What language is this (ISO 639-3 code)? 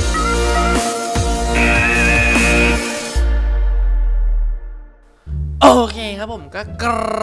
tha